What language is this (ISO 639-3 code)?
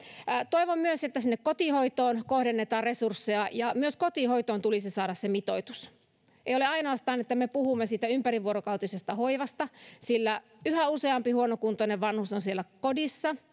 fin